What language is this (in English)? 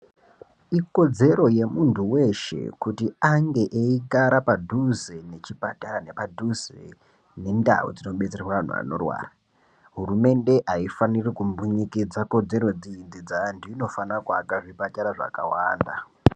Ndau